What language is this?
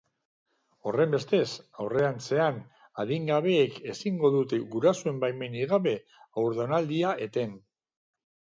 Basque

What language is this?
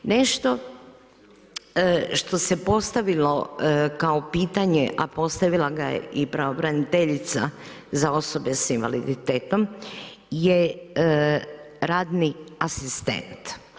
Croatian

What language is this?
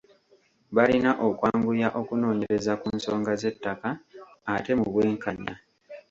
Ganda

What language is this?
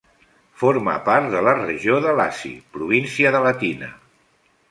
Catalan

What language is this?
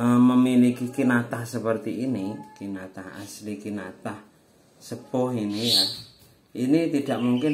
Indonesian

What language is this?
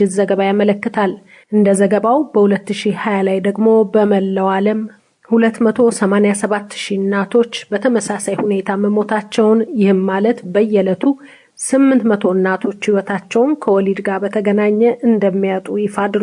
Amharic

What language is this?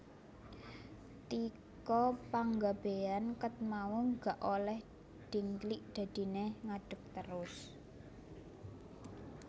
Javanese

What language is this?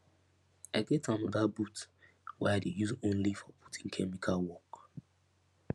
Nigerian Pidgin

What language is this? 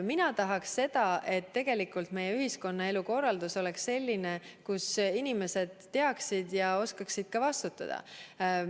Estonian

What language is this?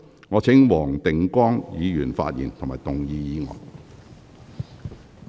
Cantonese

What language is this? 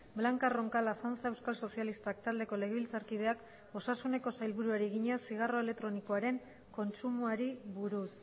Basque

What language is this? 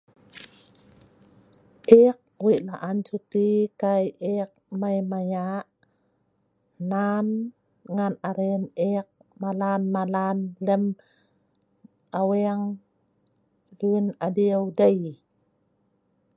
Sa'ban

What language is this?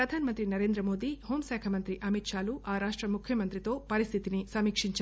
Telugu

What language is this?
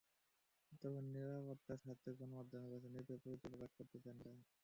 Bangla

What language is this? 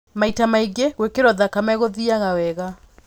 Kikuyu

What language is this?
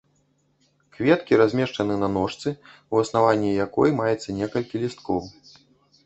Belarusian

